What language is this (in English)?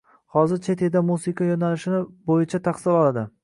Uzbek